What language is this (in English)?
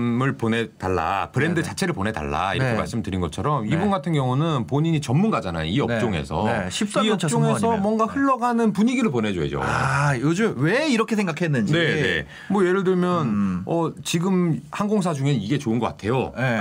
Korean